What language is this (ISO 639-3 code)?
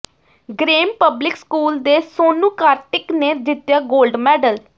pan